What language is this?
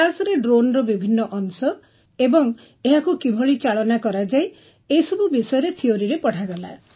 Odia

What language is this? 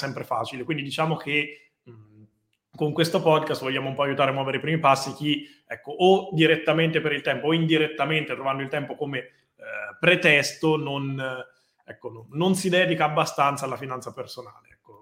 Italian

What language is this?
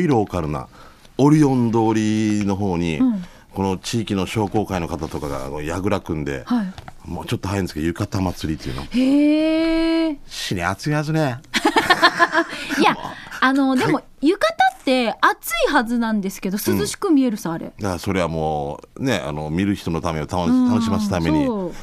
Japanese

